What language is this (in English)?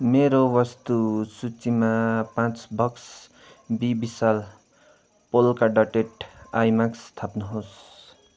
Nepali